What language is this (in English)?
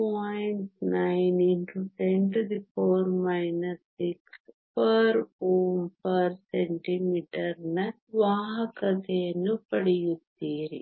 Kannada